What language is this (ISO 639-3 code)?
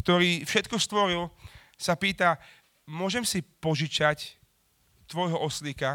slk